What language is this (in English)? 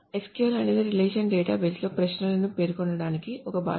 Telugu